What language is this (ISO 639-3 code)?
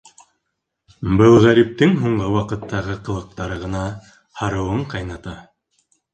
bak